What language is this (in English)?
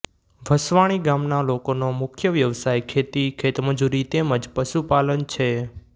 Gujarati